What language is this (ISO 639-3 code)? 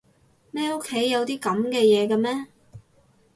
yue